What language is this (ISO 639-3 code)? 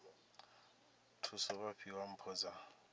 ven